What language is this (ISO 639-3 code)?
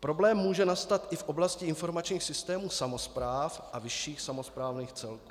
ces